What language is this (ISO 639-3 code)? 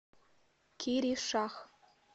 rus